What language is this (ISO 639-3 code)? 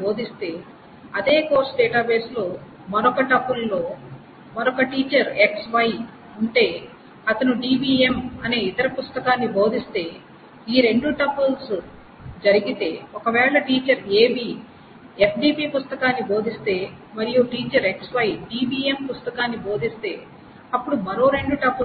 tel